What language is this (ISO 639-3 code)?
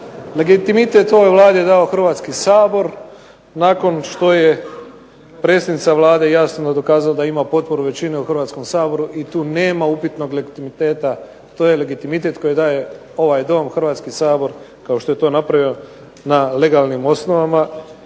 hrv